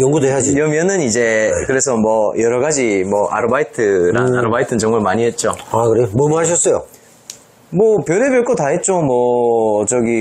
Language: Korean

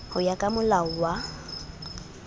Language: Southern Sotho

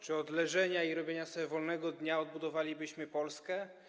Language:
Polish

